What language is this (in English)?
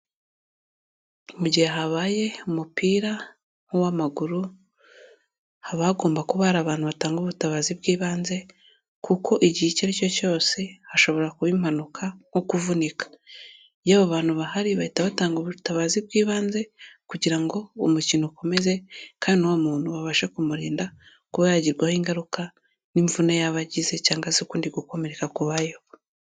Kinyarwanda